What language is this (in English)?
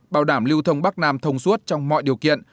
Vietnamese